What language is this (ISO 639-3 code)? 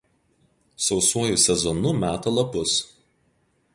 lit